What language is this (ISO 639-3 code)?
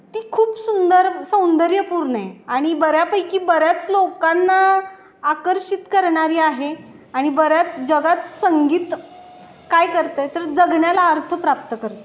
mar